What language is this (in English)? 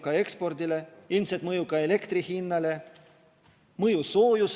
Estonian